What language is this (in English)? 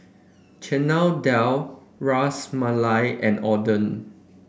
English